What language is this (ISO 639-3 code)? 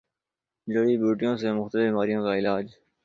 urd